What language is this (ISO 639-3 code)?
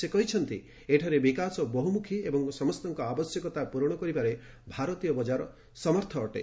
ori